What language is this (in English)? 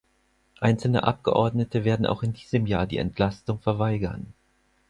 German